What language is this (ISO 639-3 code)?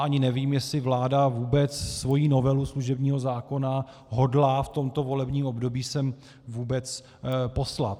ces